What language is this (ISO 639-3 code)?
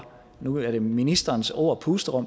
dan